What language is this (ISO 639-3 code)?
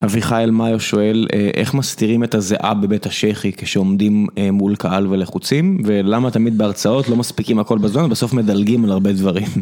heb